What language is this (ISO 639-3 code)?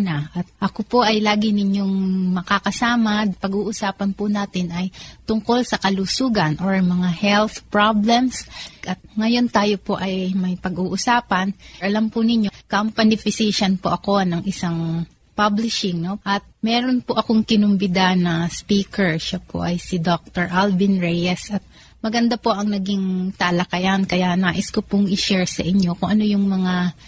fil